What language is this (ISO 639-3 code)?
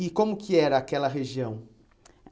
por